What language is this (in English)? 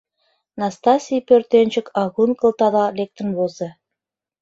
Mari